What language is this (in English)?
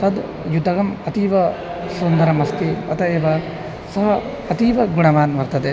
Sanskrit